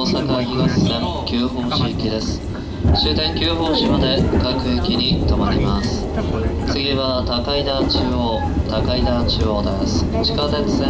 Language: Japanese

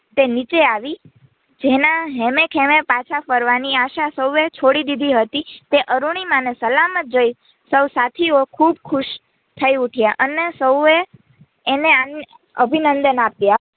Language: Gujarati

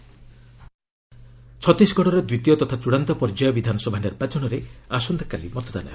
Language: Odia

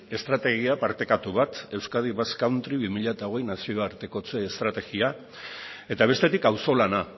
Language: Basque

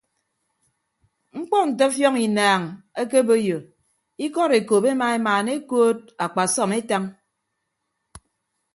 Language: Ibibio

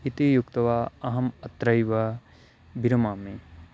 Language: Sanskrit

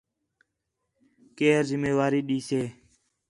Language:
Khetrani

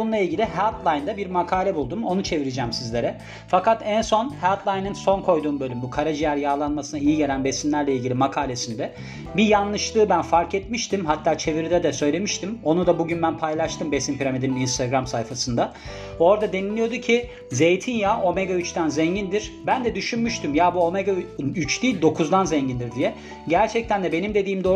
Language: Turkish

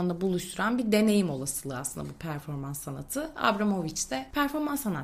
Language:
Turkish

